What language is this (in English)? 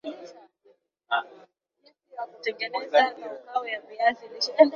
Swahili